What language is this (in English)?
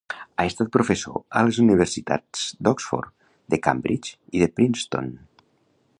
Catalan